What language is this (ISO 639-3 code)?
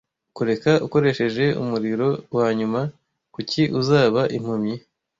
kin